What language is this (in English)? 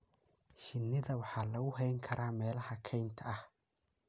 Somali